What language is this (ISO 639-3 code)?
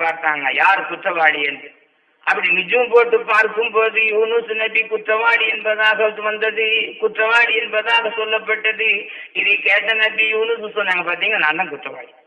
tam